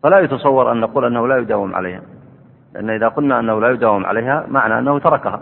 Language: Arabic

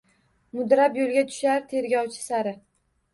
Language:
Uzbek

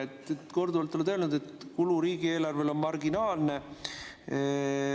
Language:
Estonian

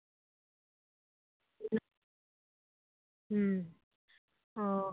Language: Santali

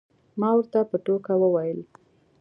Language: Pashto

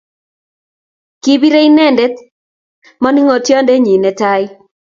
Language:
Kalenjin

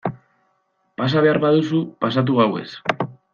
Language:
Basque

